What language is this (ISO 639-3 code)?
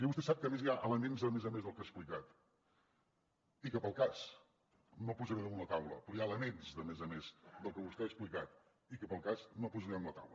cat